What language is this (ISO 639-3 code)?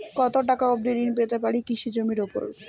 ben